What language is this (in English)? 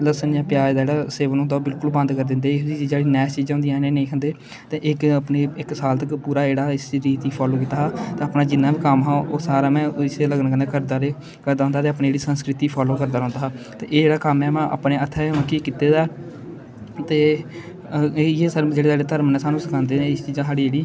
Dogri